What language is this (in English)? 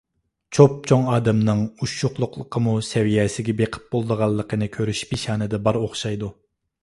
Uyghur